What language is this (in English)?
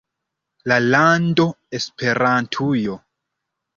Esperanto